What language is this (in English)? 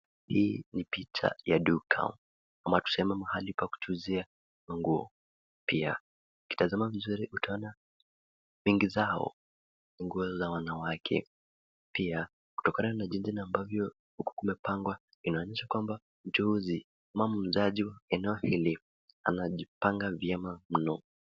Swahili